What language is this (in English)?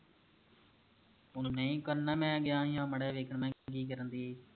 Punjabi